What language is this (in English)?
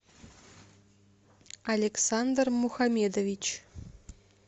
Russian